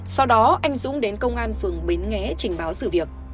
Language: Vietnamese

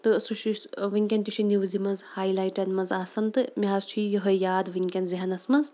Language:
Kashmiri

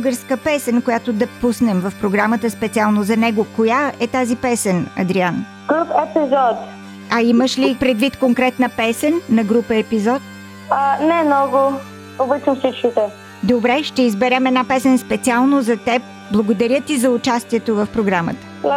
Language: Bulgarian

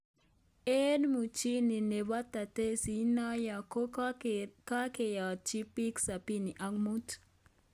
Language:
Kalenjin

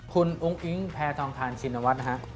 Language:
Thai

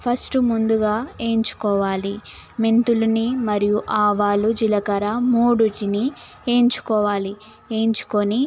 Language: Telugu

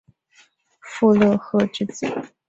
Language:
Chinese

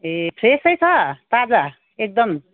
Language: Nepali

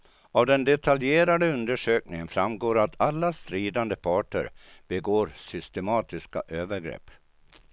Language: Swedish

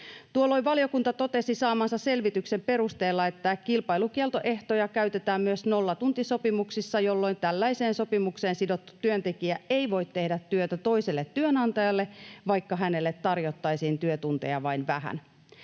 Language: Finnish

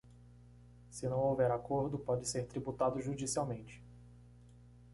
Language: Portuguese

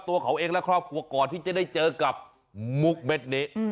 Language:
Thai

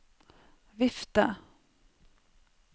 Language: Norwegian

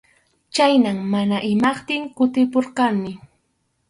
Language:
Arequipa-La Unión Quechua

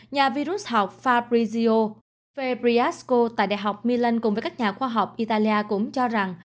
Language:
Vietnamese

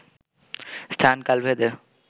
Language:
Bangla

